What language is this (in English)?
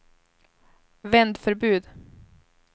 Swedish